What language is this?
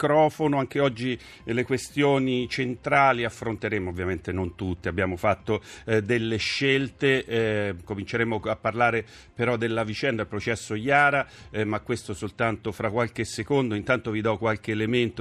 Italian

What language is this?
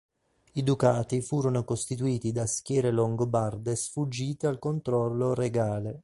Italian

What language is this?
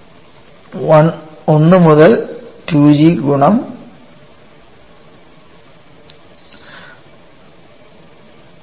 Malayalam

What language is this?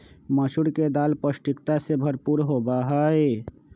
Magahi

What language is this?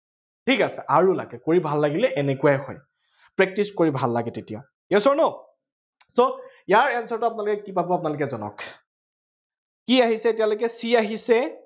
Assamese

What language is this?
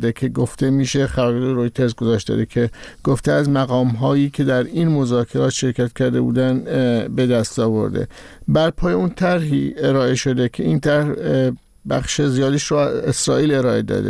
Persian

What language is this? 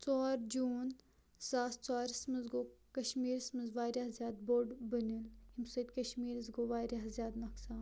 Kashmiri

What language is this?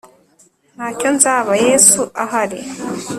Kinyarwanda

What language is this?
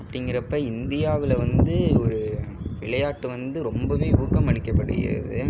Tamil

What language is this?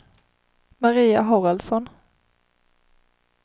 Swedish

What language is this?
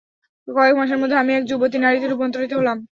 Bangla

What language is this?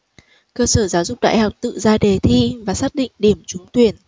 Vietnamese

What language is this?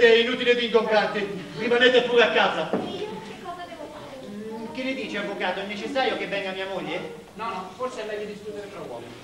Italian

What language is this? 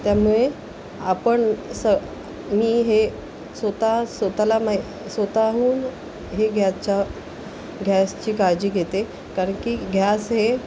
Marathi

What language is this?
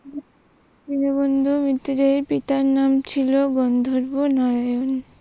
Bangla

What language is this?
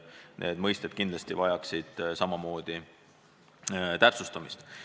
Estonian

